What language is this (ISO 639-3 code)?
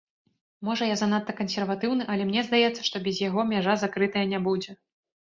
bel